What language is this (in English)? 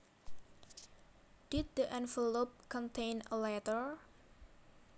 Javanese